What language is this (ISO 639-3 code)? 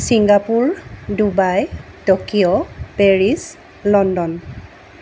asm